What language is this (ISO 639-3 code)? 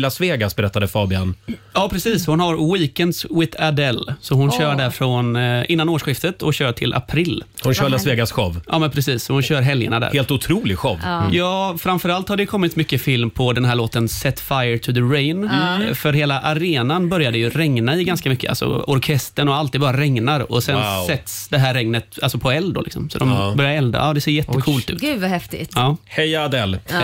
swe